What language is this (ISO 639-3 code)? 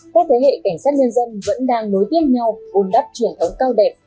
vie